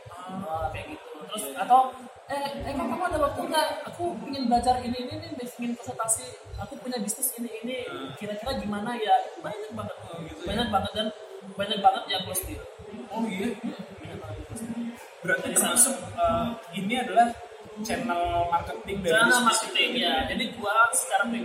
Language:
Indonesian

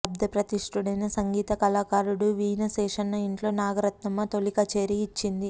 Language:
Telugu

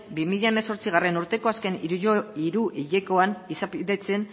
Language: Basque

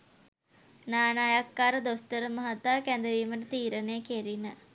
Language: Sinhala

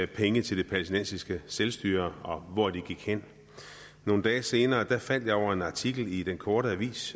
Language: Danish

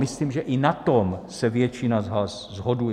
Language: Czech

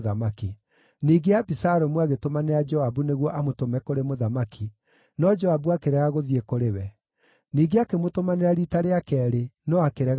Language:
Kikuyu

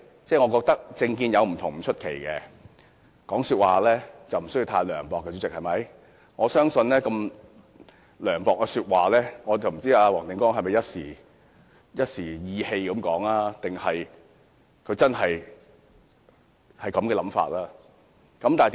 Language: Cantonese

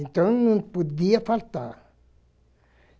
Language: Portuguese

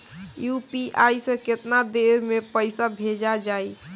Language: Bhojpuri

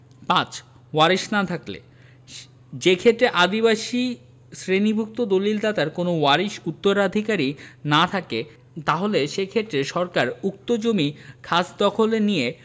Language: Bangla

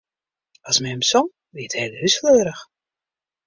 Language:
Western Frisian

